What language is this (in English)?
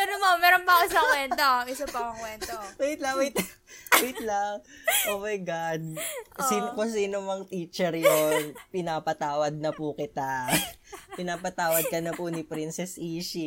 Filipino